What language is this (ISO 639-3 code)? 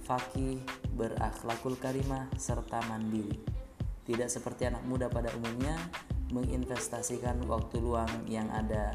ind